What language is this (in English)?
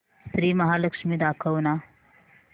Marathi